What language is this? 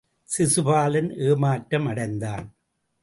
Tamil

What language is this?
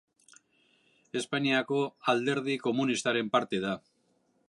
Basque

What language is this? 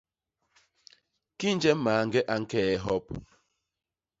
Basaa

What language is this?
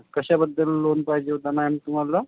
Marathi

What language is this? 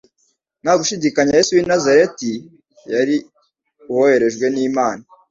Kinyarwanda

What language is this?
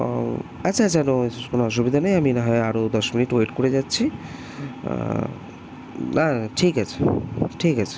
Bangla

